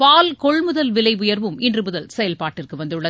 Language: Tamil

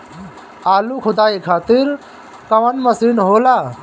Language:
Bhojpuri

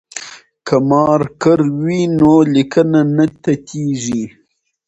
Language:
Pashto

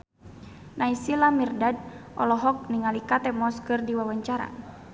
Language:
Sundanese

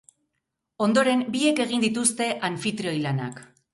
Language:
Basque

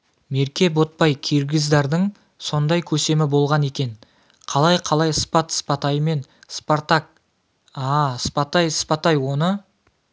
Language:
Kazakh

